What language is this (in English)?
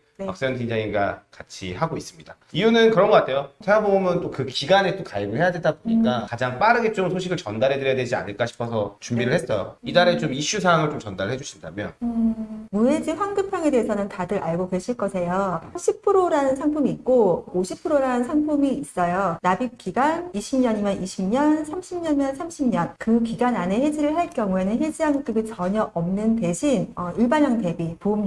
Korean